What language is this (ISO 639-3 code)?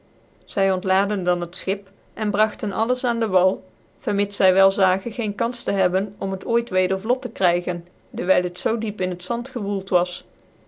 nld